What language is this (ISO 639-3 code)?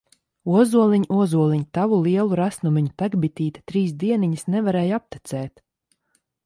lav